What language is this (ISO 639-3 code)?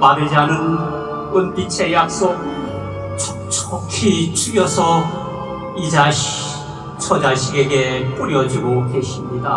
kor